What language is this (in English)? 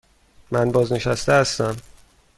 Persian